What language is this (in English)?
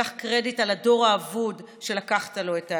Hebrew